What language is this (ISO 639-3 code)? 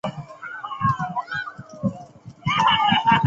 zho